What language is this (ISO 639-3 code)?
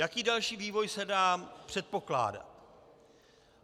ces